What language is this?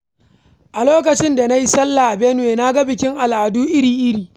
Hausa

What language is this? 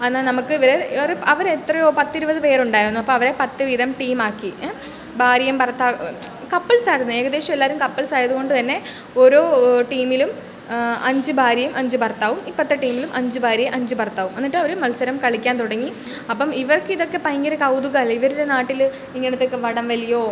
Malayalam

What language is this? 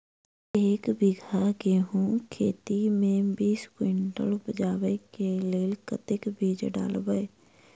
Maithili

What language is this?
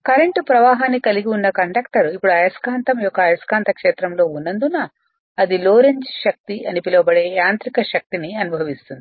Telugu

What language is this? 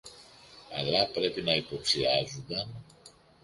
Greek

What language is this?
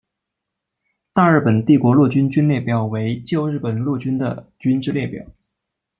Chinese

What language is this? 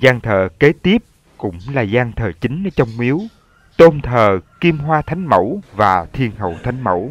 Vietnamese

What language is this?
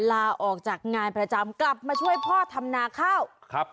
Thai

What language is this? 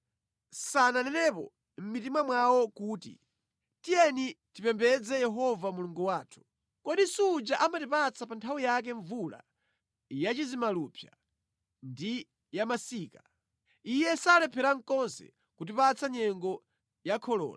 Nyanja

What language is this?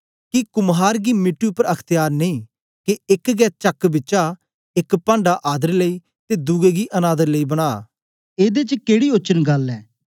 Dogri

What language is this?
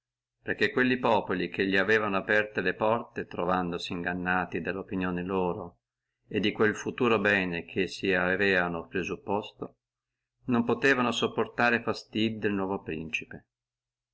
Italian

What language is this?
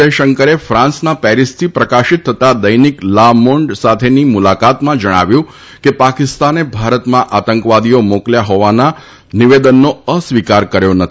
Gujarati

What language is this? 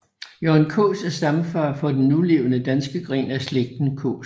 Danish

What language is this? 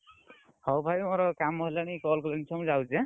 Odia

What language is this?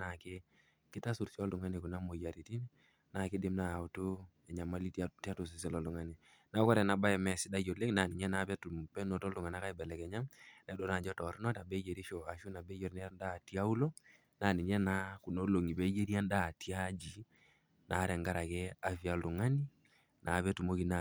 Masai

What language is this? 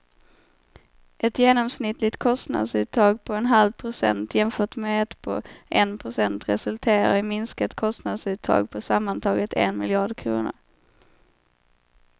Swedish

